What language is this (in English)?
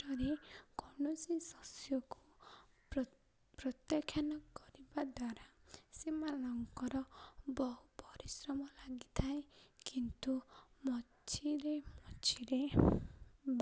Odia